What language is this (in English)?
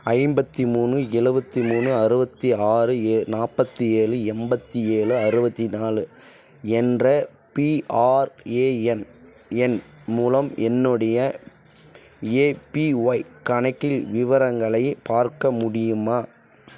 Tamil